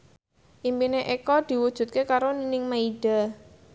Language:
Javanese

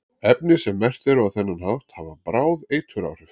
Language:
Icelandic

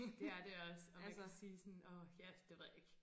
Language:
Danish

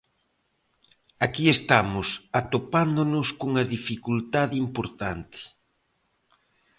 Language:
Galician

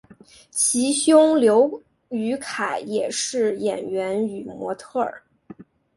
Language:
Chinese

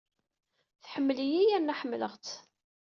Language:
Kabyle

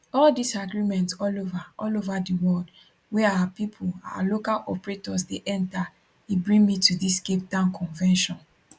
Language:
Nigerian Pidgin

